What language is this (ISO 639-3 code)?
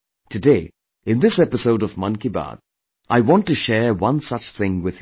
eng